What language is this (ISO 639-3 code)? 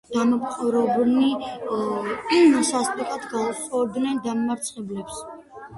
kat